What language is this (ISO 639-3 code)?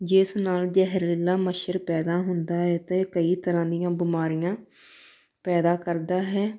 pan